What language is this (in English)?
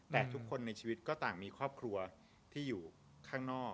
Thai